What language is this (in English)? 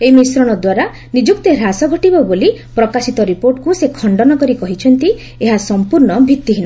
Odia